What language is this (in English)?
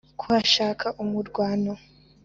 Kinyarwanda